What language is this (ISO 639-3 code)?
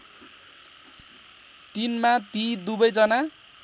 nep